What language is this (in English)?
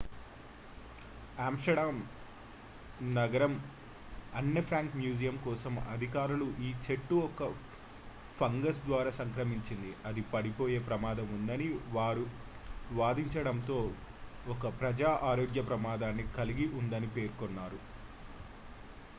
Telugu